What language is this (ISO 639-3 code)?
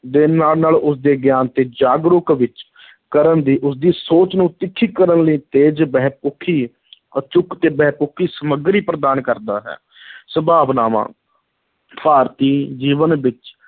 pan